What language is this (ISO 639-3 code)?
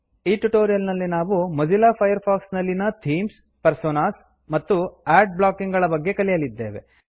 kan